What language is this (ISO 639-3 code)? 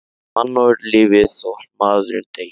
isl